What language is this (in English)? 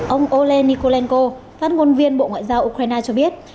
Vietnamese